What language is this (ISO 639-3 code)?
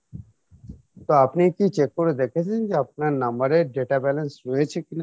ben